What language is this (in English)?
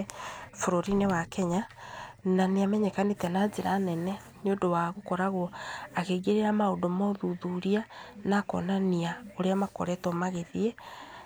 Kikuyu